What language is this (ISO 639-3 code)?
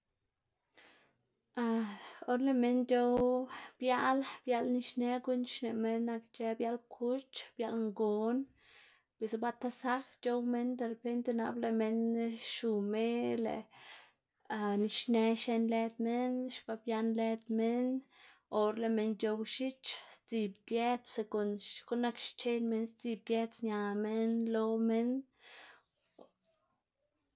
ztg